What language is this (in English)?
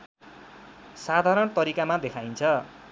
Nepali